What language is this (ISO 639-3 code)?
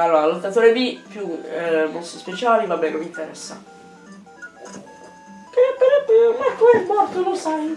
ita